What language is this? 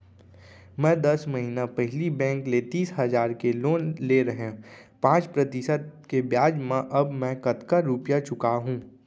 Chhattisgarhi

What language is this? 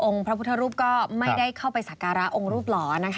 Thai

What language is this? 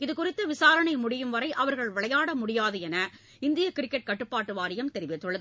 Tamil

